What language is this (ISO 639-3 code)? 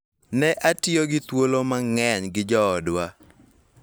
luo